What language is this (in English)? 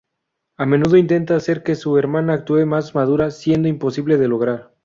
Spanish